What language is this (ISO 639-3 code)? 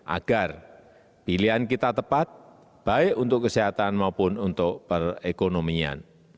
ind